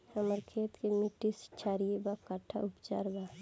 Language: Bhojpuri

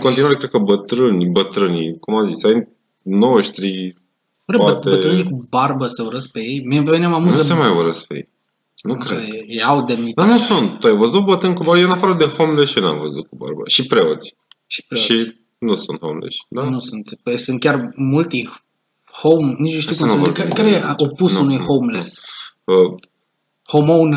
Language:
Romanian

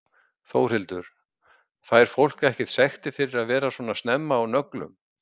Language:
Icelandic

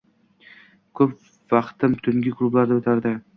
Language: Uzbek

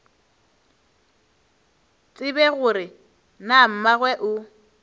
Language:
Northern Sotho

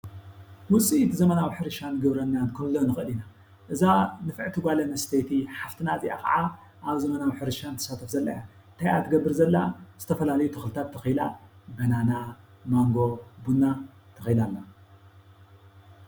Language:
Tigrinya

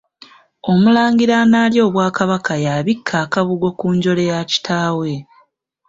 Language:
Ganda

